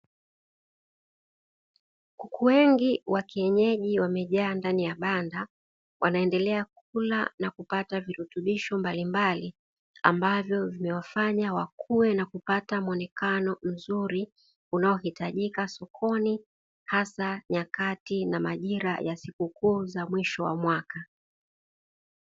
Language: Swahili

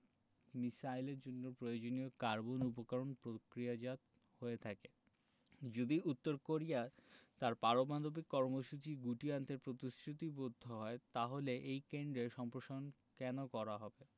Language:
Bangla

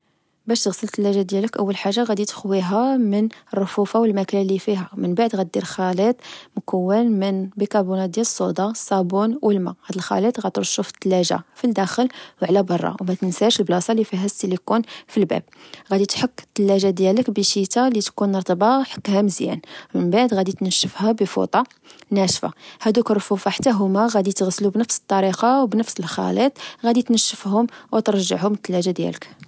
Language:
Moroccan Arabic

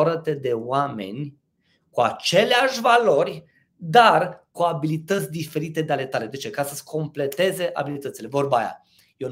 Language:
Romanian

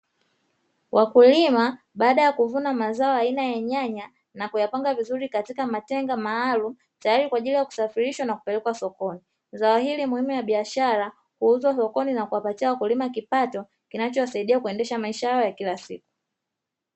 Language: Swahili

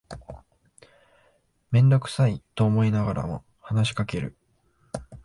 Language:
Japanese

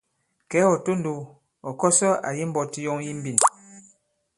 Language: Bankon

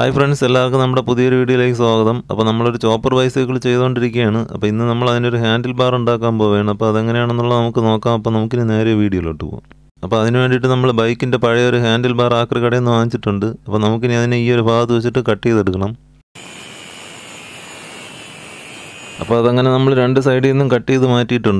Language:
Turkish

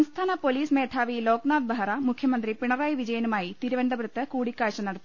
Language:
Malayalam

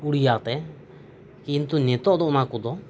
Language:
Santali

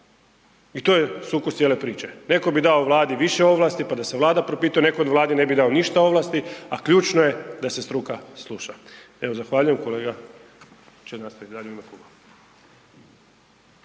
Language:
Croatian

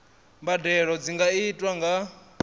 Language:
Venda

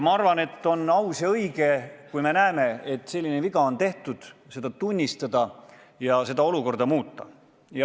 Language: Estonian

